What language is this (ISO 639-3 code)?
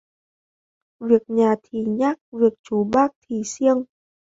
vie